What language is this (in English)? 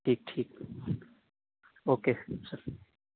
Urdu